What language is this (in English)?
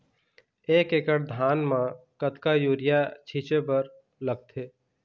Chhattisgarhi